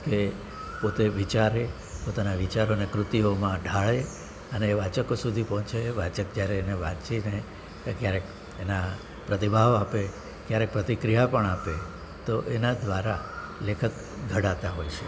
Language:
Gujarati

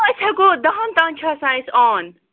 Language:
Kashmiri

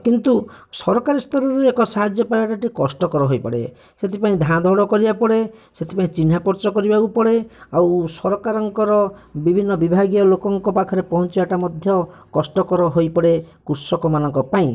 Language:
Odia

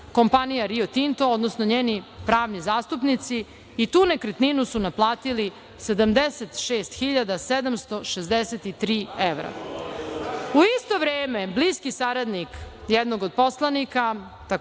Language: Serbian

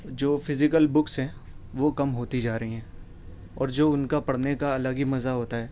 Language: Urdu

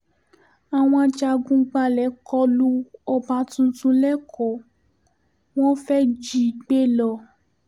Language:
Yoruba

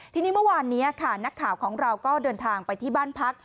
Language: Thai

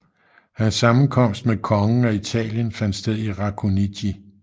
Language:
Danish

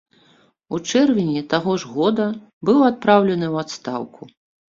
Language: Belarusian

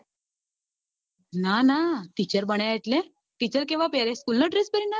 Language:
Gujarati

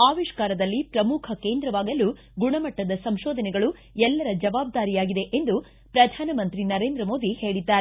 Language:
Kannada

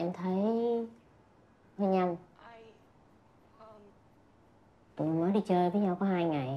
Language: Vietnamese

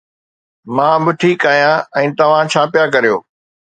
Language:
Sindhi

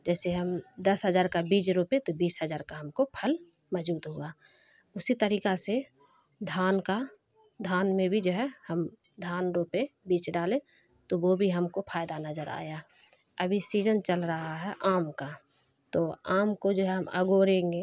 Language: Urdu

